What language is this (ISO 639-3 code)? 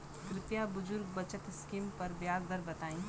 bho